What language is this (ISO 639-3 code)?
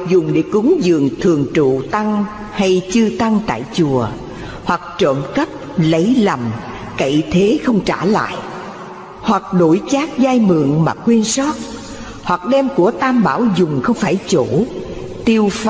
vie